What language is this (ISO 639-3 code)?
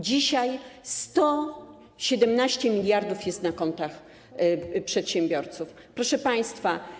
pol